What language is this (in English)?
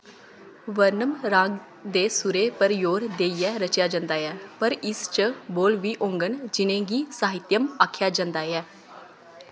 Dogri